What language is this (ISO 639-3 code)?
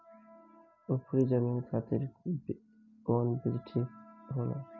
bho